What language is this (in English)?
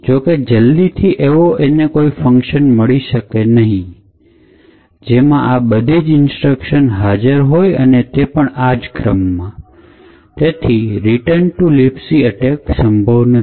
Gujarati